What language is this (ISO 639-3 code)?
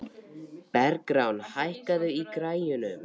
isl